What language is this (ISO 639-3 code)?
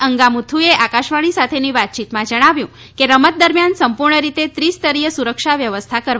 guj